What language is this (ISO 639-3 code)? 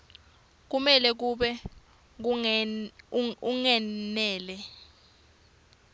ssw